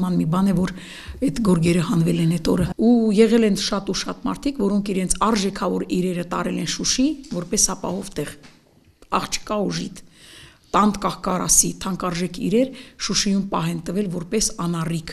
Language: Dutch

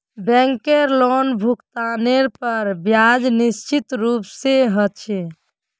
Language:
Magahi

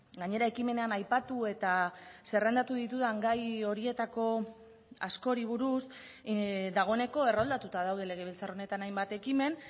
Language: Basque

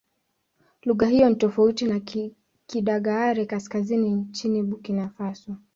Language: Swahili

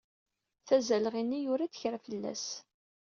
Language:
Kabyle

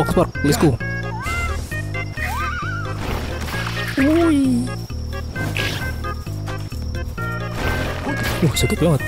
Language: Indonesian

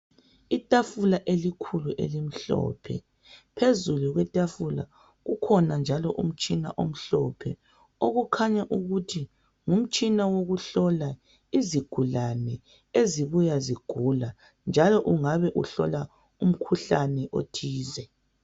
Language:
North Ndebele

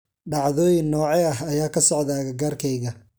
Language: Somali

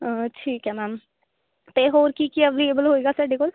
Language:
Punjabi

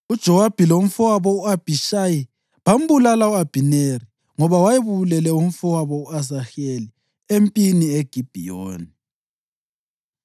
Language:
North Ndebele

